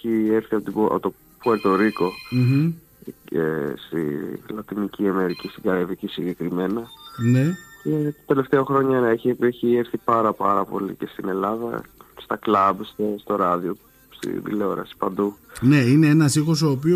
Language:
Greek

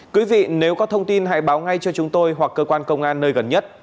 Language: Vietnamese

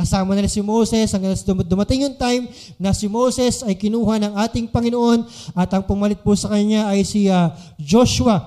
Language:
Filipino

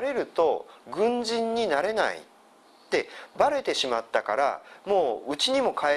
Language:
Japanese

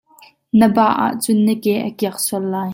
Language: Hakha Chin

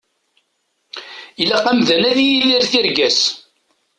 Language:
Kabyle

